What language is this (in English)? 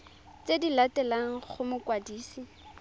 Tswana